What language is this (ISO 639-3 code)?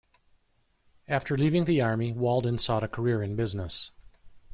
eng